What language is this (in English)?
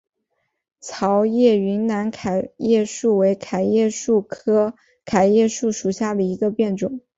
Chinese